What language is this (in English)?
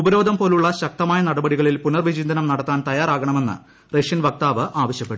Malayalam